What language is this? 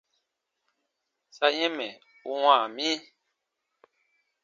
Baatonum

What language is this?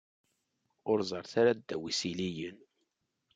Kabyle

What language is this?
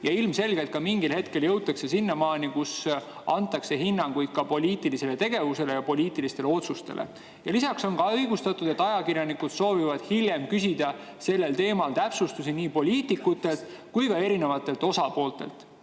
Estonian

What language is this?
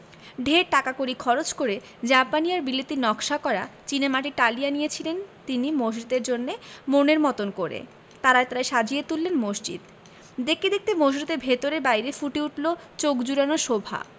Bangla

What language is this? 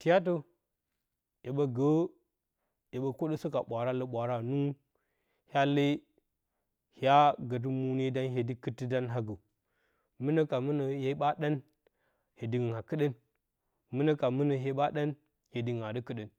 Bacama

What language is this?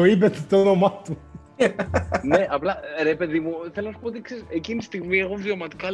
Greek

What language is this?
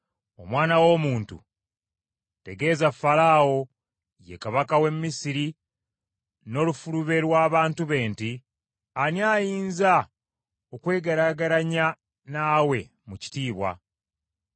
Ganda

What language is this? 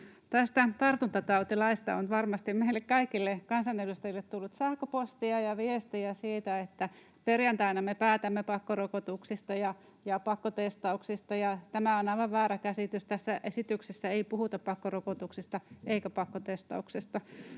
Finnish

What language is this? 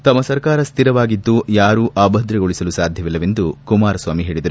Kannada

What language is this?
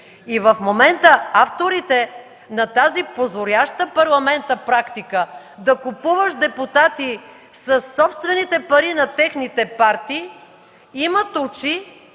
Bulgarian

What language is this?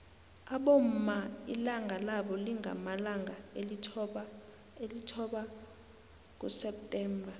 South Ndebele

